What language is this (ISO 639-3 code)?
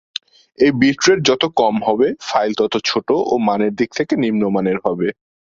ben